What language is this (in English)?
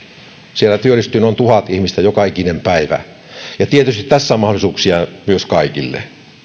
Finnish